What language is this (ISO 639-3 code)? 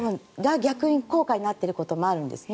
jpn